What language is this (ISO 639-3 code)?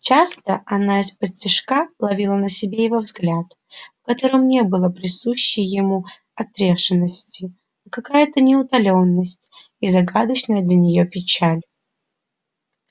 rus